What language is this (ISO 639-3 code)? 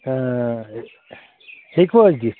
kas